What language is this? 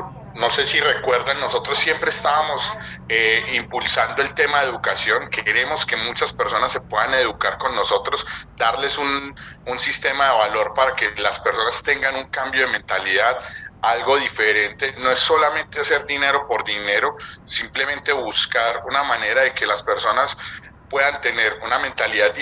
Spanish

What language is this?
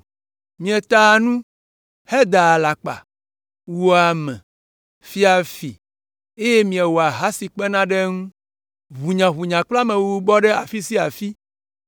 Ewe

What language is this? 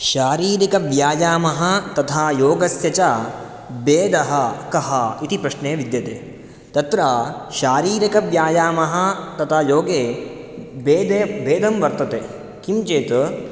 Sanskrit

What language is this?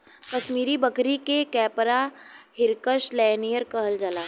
Bhojpuri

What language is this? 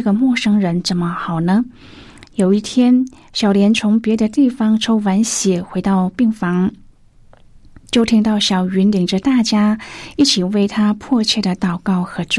Chinese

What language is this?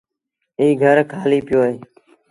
Sindhi Bhil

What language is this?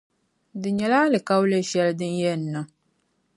Dagbani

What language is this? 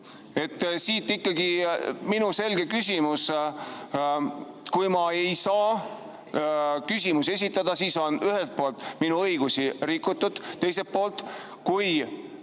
Estonian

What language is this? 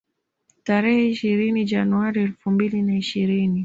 Swahili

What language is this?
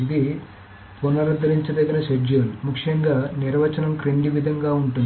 Telugu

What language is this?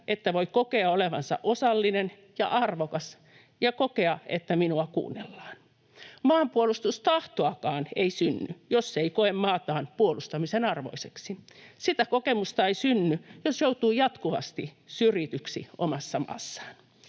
Finnish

